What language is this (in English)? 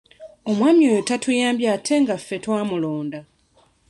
Ganda